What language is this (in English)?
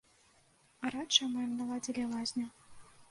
Belarusian